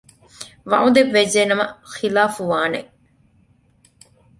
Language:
Divehi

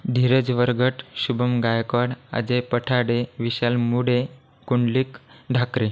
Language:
Marathi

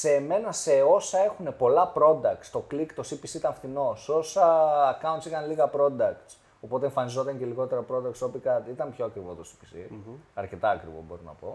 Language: Greek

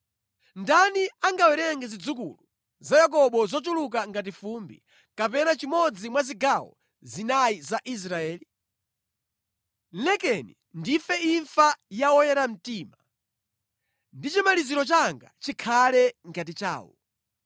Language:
Nyanja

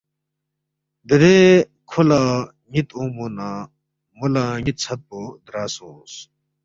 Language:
Balti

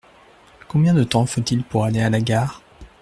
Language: French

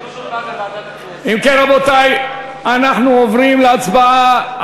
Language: Hebrew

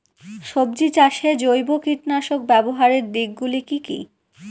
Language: Bangla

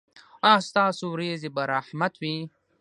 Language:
Pashto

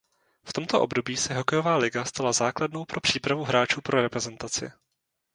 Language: Czech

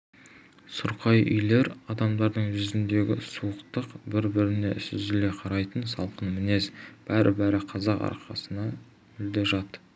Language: Kazakh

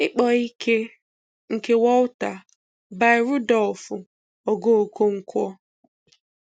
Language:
Igbo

